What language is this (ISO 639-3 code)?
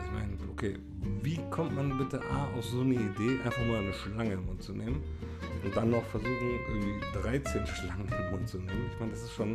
deu